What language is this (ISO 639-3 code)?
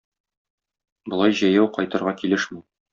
tat